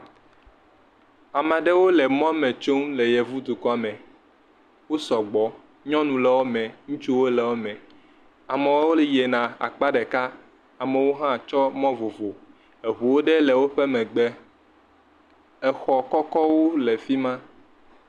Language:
Ewe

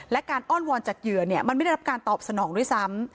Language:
Thai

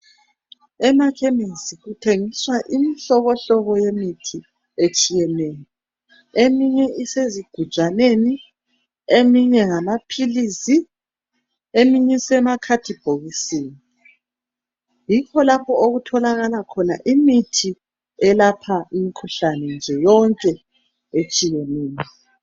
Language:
North Ndebele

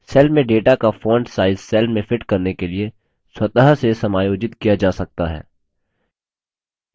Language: Hindi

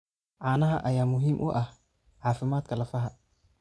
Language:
Somali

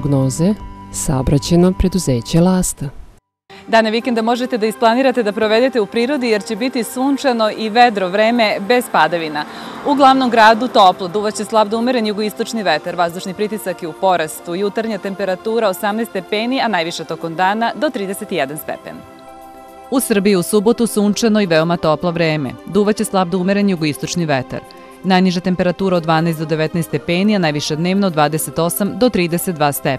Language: Russian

